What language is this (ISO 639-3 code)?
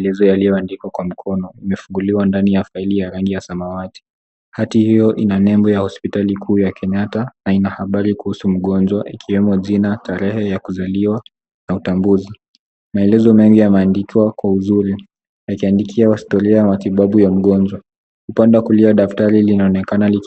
swa